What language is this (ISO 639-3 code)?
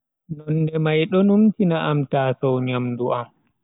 fui